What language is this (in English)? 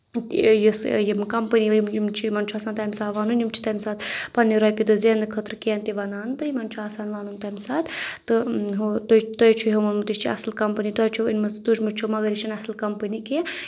Kashmiri